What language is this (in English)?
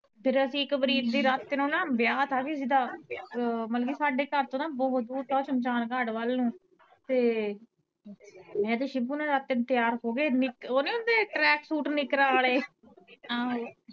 Punjabi